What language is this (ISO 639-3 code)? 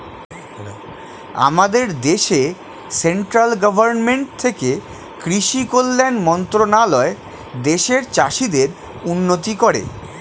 ben